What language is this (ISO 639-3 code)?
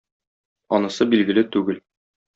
tat